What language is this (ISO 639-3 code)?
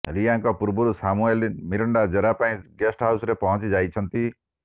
ori